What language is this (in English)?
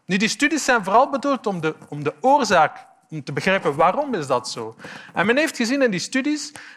Dutch